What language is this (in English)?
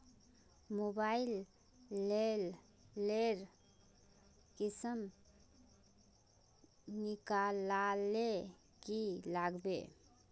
Magahi